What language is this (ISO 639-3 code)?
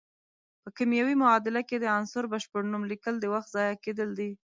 pus